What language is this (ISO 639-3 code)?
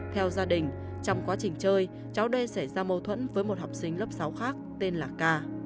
vie